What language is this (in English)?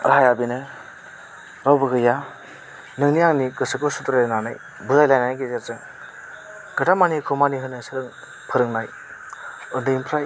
Bodo